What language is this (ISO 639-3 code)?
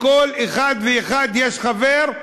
heb